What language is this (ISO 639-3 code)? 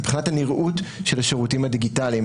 heb